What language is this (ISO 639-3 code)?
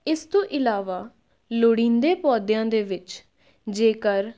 pan